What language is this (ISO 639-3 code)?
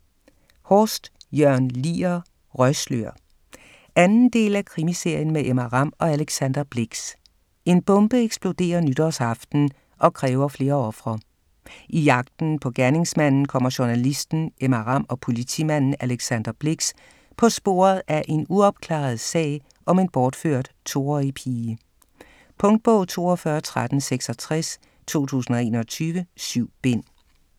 dan